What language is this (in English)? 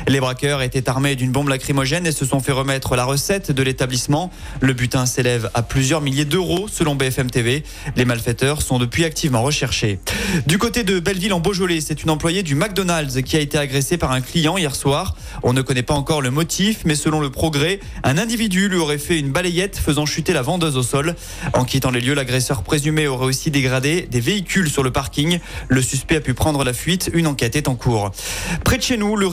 French